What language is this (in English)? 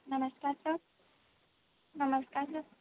Punjabi